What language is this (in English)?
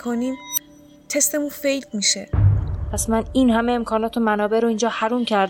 Persian